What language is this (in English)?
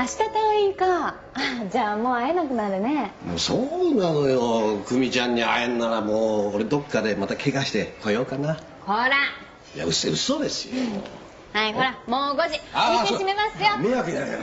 Japanese